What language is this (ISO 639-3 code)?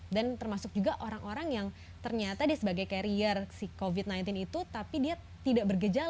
ind